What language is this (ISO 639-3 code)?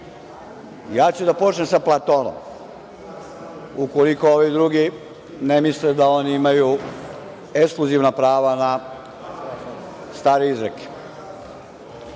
srp